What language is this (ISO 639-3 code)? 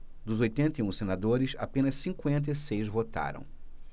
por